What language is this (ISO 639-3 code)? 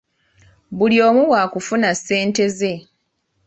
lug